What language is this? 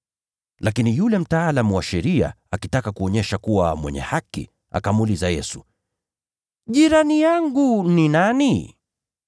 Swahili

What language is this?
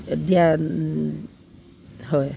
Assamese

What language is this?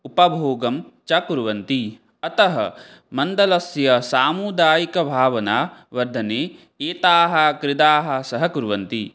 Sanskrit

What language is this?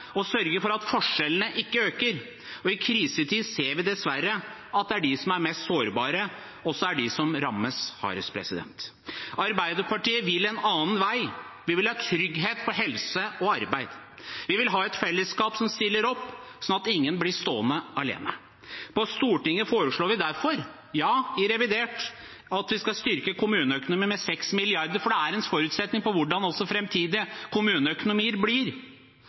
Norwegian Bokmål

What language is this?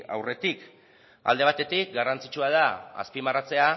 Basque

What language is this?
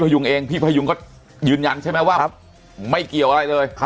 Thai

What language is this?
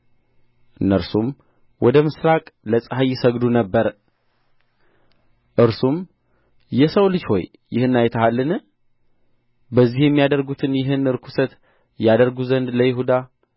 Amharic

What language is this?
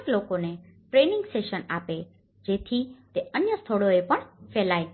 Gujarati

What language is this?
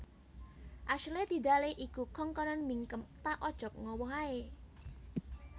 Javanese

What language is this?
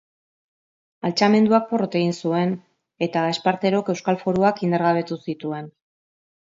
Basque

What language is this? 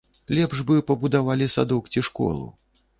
Belarusian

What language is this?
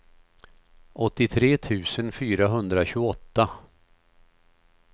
Swedish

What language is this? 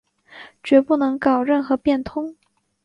Chinese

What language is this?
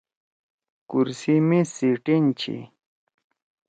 Torwali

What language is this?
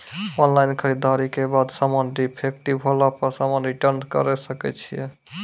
Maithili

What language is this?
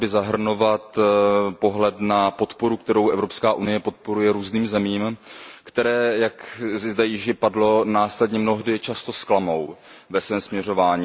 Czech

